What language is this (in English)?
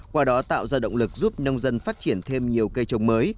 Vietnamese